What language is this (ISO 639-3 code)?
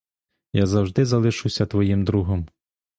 ukr